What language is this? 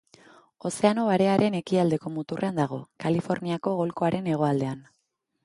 Basque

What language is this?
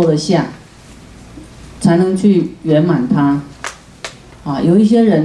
Chinese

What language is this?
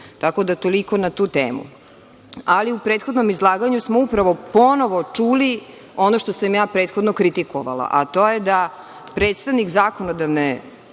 Serbian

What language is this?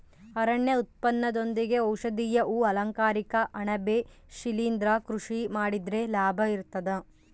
Kannada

